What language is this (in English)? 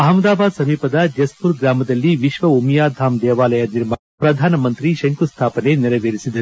Kannada